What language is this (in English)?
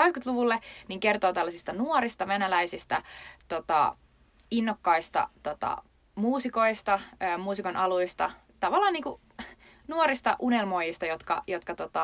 Finnish